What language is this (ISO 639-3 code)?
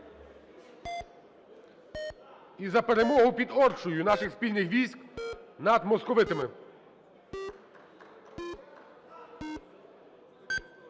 ukr